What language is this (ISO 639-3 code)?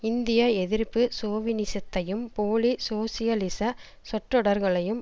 tam